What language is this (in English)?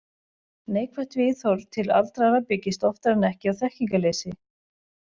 Icelandic